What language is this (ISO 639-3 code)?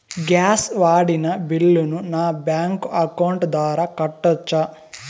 tel